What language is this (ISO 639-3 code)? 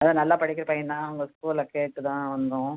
tam